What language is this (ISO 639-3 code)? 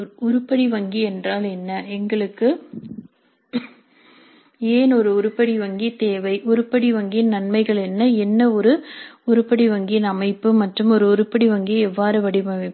tam